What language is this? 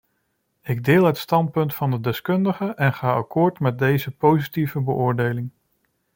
Dutch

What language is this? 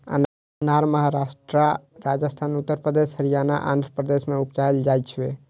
Maithili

